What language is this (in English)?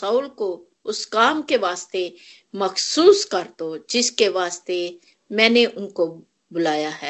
Hindi